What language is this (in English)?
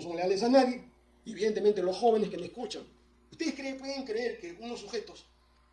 Spanish